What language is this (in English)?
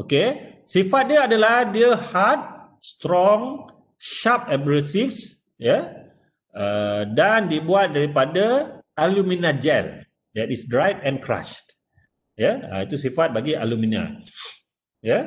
Malay